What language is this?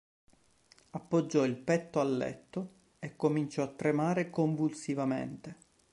Italian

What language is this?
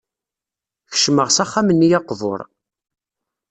Kabyle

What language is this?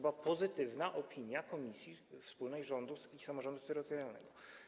Polish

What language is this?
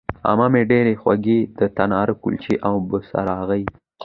Pashto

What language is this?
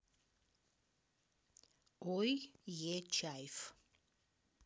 Russian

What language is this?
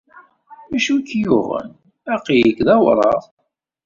Kabyle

